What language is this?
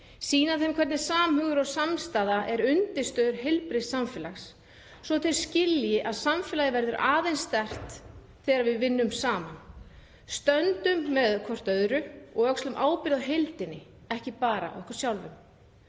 Icelandic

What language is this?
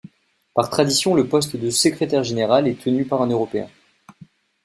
French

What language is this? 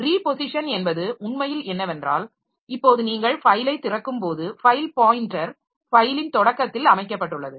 Tamil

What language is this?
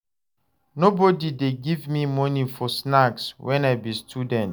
Nigerian Pidgin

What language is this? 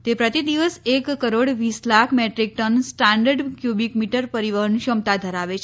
Gujarati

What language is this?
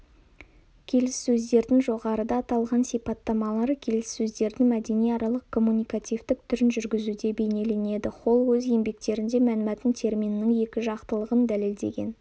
Kazakh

